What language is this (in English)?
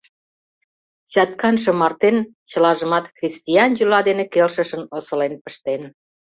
Mari